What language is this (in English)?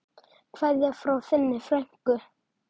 Icelandic